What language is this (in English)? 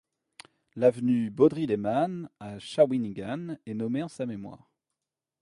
French